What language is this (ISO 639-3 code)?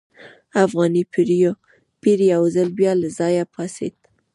pus